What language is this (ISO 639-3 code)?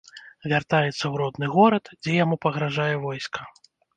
bel